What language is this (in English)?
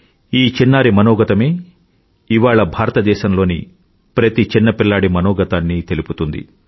Telugu